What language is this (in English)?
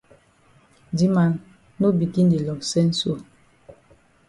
Cameroon Pidgin